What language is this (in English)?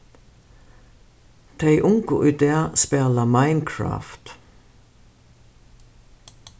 Faroese